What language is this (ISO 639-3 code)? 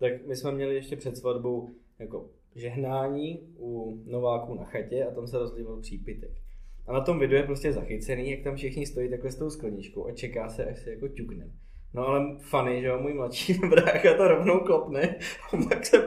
ces